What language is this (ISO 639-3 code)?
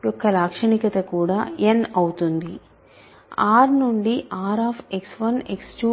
tel